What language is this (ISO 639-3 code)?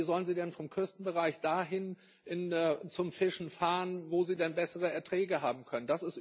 deu